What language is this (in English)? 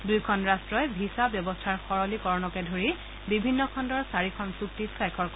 Assamese